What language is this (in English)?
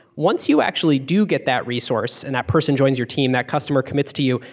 English